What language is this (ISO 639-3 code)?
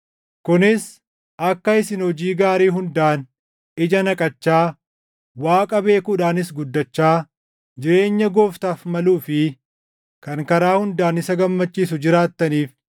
orm